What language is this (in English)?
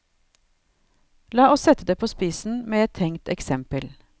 Norwegian